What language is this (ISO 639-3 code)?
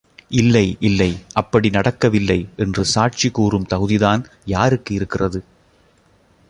tam